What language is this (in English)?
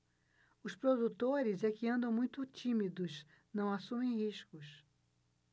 Portuguese